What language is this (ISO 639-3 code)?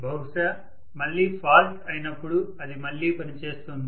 tel